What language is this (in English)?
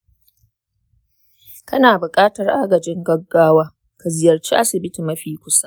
Hausa